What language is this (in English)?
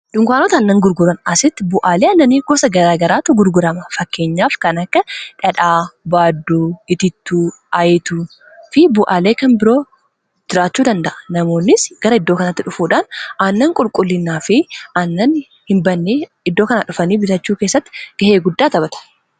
Oromo